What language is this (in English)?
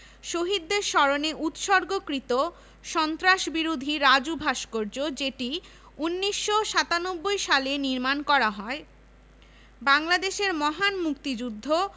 Bangla